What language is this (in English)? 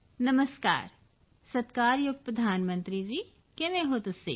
Punjabi